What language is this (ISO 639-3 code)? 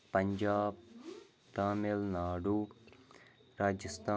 kas